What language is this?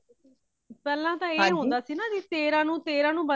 Punjabi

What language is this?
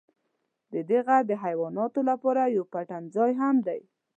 Pashto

